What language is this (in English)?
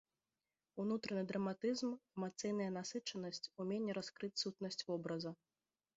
Belarusian